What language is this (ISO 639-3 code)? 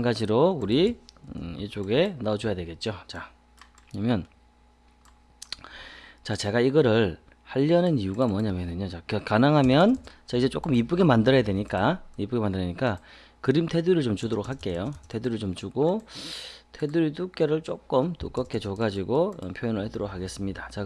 kor